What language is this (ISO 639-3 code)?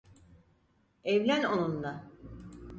tur